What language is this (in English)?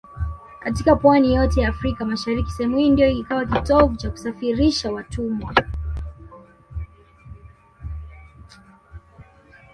Swahili